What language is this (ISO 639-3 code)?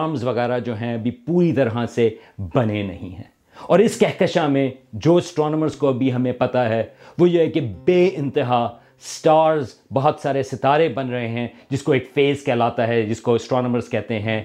urd